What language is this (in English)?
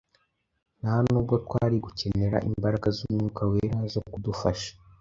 Kinyarwanda